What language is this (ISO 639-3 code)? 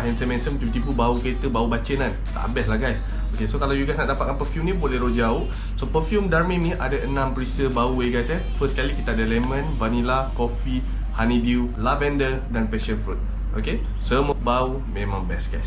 msa